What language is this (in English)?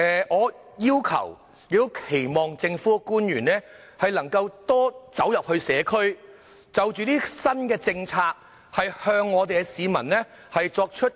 Cantonese